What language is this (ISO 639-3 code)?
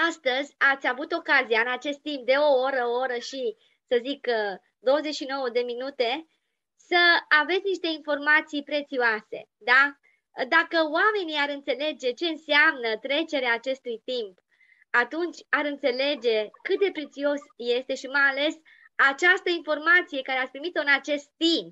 ron